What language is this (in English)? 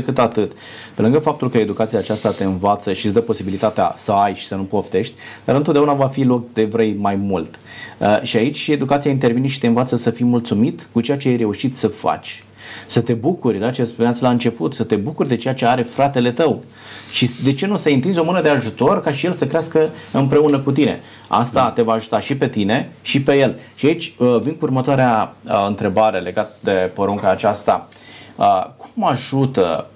Romanian